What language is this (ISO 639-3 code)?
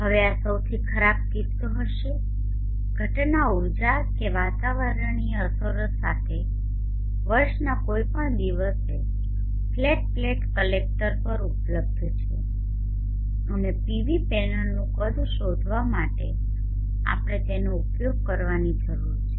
guj